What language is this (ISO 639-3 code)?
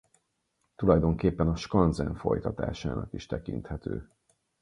hun